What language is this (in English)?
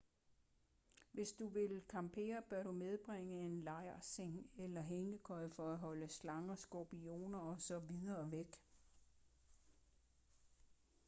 Danish